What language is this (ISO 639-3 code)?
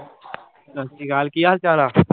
pan